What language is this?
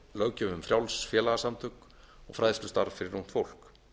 Icelandic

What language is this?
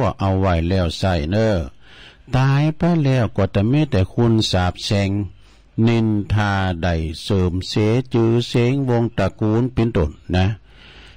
Thai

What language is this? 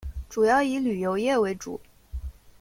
Chinese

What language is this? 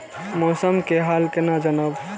Maithili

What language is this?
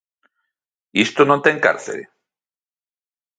Galician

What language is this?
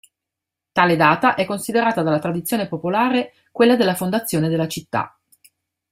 Italian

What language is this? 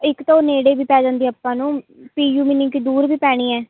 Punjabi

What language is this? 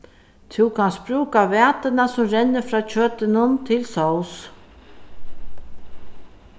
Faroese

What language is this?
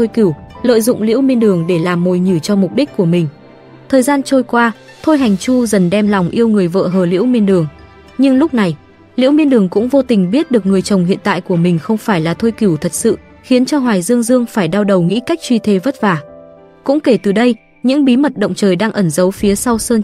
Vietnamese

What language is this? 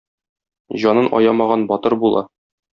Tatar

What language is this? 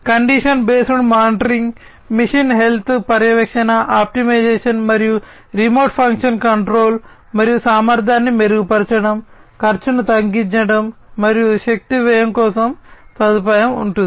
Telugu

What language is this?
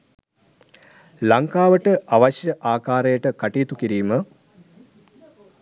Sinhala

